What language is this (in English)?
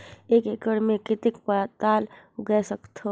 Chhattisgarhi